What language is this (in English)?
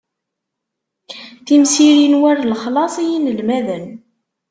Kabyle